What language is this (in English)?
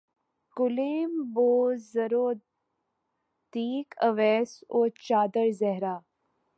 Urdu